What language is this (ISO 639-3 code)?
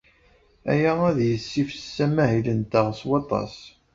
kab